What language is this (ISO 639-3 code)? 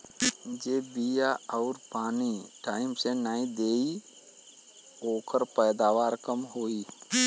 bho